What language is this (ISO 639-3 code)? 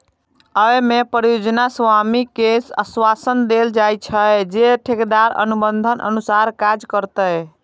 mai